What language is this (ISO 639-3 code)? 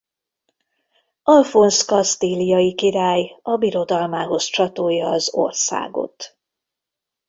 hun